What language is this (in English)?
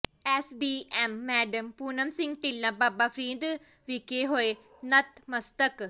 Punjabi